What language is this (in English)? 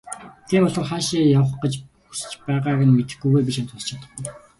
Mongolian